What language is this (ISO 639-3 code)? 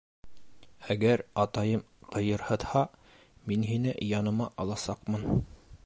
bak